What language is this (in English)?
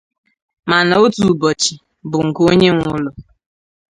Igbo